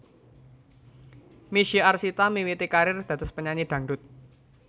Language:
Javanese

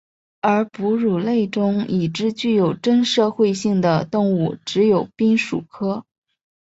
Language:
Chinese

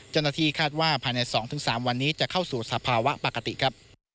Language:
Thai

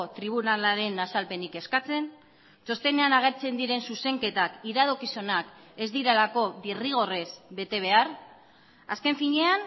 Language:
Basque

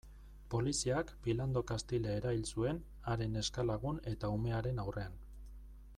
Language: Basque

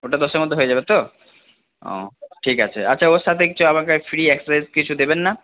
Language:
Bangla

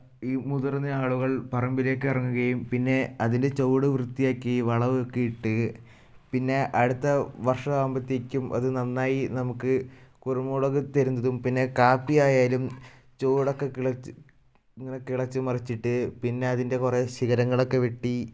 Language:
Malayalam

